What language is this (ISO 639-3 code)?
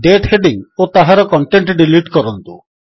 ori